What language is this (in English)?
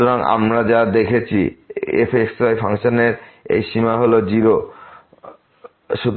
Bangla